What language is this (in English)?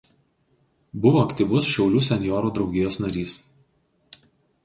Lithuanian